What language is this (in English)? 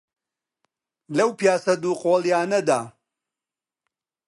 Central Kurdish